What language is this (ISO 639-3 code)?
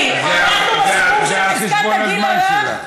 heb